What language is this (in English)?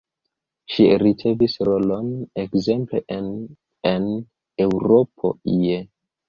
Esperanto